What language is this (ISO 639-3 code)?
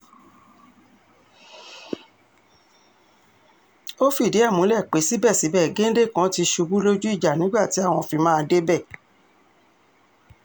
yor